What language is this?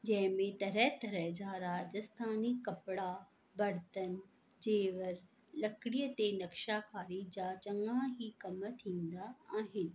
Sindhi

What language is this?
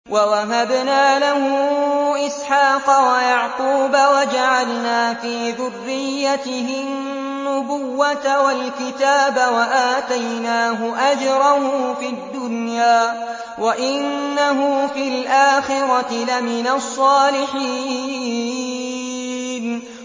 Arabic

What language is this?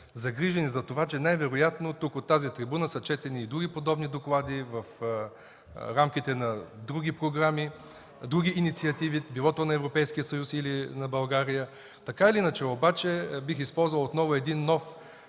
Bulgarian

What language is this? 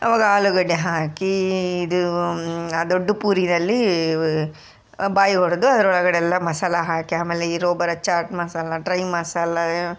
Kannada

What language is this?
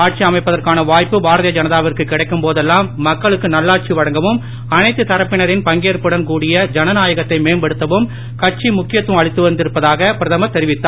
Tamil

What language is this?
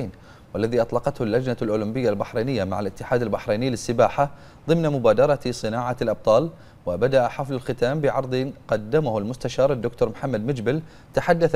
Arabic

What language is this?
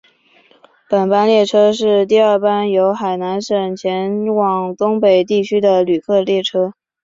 Chinese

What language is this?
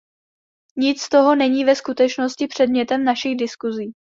Czech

